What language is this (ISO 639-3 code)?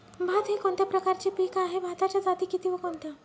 mar